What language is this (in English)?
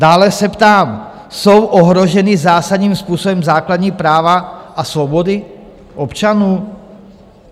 Czech